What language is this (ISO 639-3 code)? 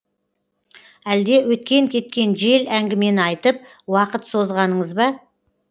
kaz